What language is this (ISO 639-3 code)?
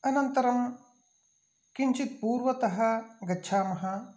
san